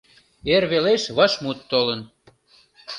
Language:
Mari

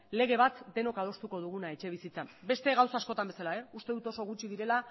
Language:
Basque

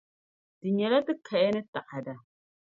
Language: Dagbani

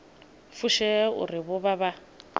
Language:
Venda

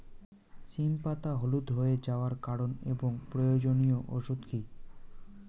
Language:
Bangla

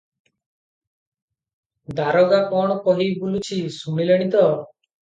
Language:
Odia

